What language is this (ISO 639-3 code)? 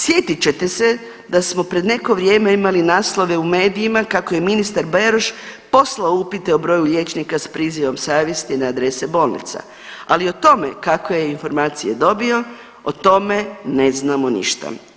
hrv